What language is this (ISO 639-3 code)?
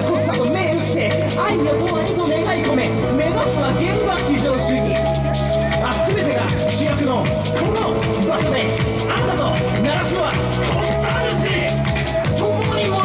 jpn